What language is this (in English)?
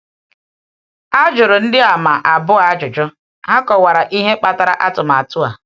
Igbo